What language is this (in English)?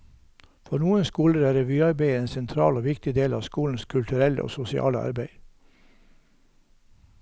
Norwegian